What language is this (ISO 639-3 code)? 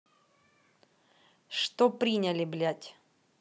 rus